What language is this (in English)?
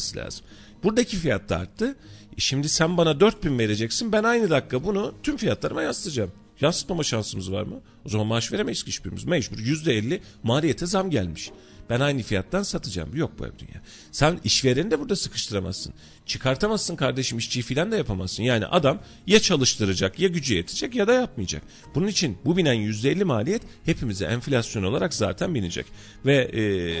Turkish